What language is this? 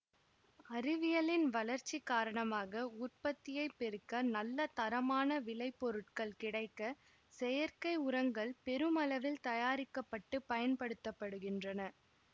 Tamil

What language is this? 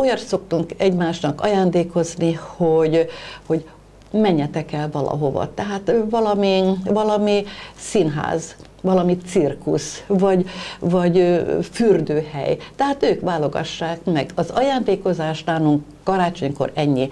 Hungarian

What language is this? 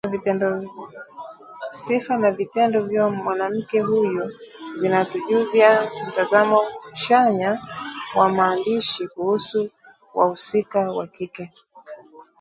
Swahili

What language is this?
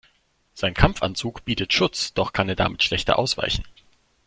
German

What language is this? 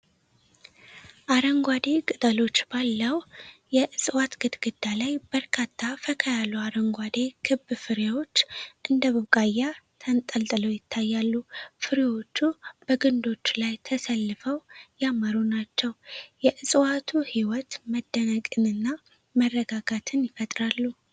Amharic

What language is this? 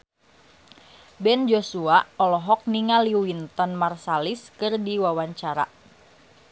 Sundanese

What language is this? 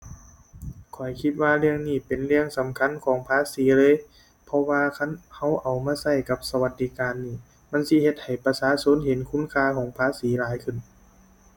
Thai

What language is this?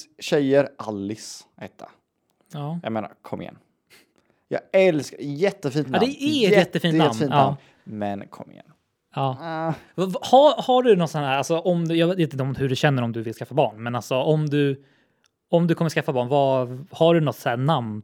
Swedish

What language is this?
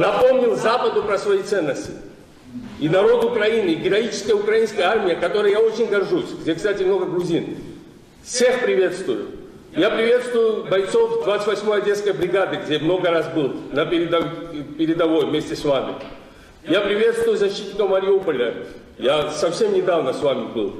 Romanian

